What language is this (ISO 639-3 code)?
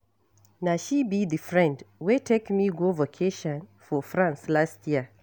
pcm